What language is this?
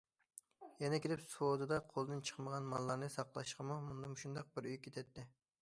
Uyghur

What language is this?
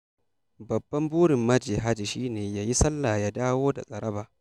Hausa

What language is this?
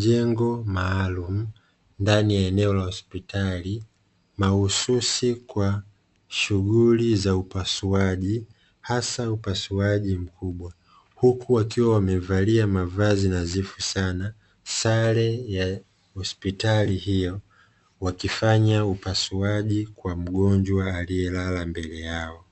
Swahili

